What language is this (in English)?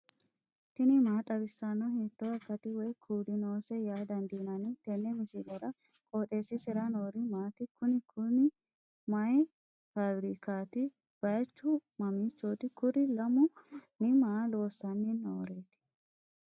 Sidamo